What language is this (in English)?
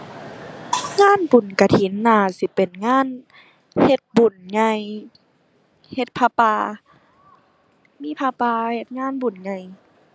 Thai